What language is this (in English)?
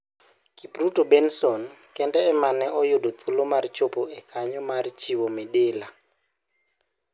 Luo (Kenya and Tanzania)